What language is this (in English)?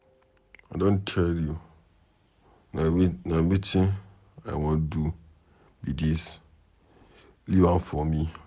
Nigerian Pidgin